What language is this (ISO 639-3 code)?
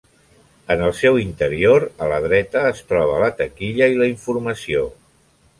cat